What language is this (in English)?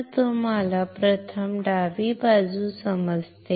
Marathi